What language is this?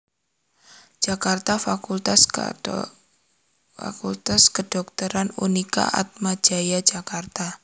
Javanese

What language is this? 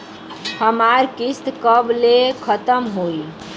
Bhojpuri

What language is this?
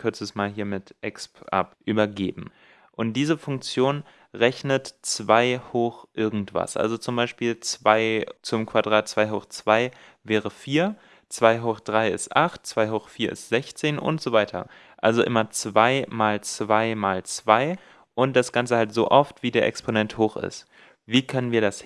German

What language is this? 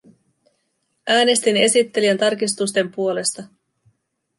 Finnish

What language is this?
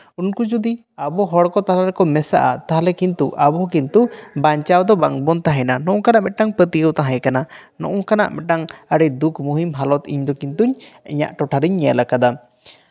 Santali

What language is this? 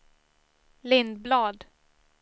Swedish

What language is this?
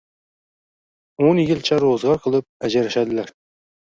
Uzbek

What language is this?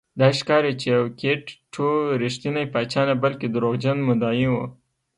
Pashto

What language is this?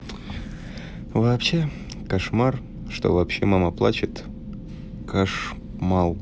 Russian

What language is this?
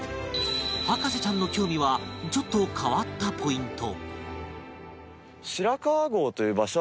Japanese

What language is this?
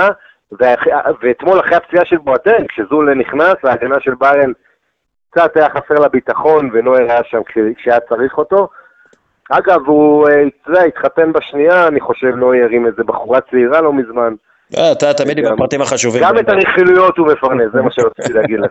Hebrew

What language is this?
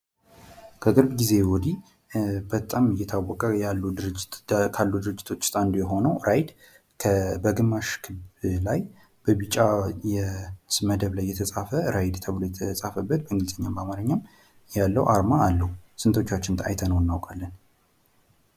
Amharic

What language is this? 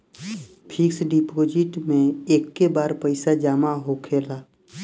Bhojpuri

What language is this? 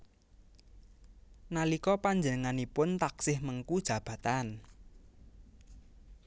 Javanese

